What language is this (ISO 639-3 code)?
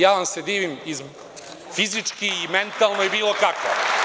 srp